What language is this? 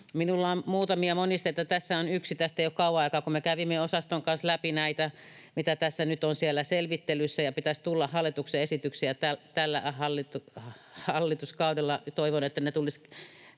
Finnish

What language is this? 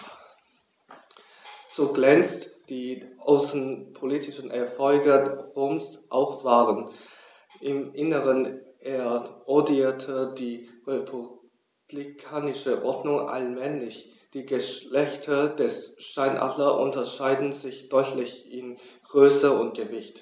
German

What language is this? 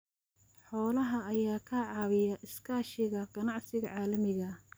Somali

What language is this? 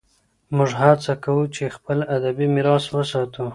Pashto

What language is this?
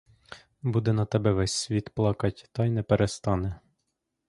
Ukrainian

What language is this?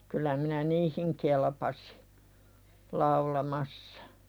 Finnish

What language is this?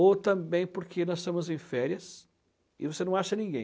Portuguese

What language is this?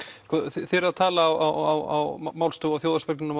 Icelandic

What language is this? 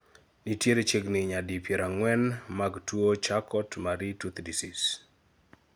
Luo (Kenya and Tanzania)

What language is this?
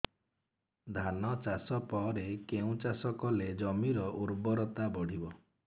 Odia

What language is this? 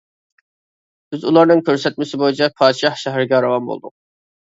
Uyghur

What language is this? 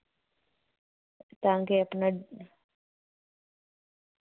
Dogri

